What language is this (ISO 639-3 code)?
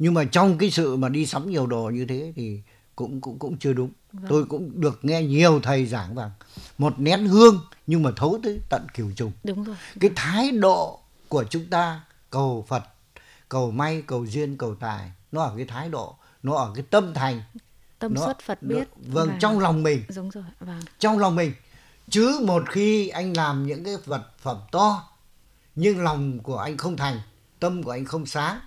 vie